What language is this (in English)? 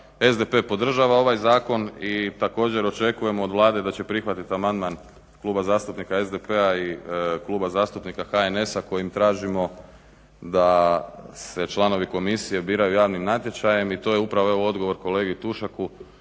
Croatian